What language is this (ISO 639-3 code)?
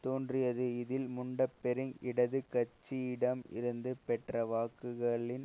tam